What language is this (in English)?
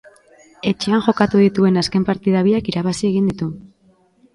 Basque